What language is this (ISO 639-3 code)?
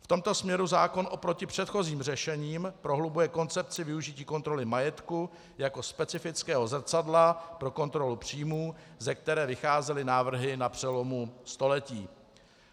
ces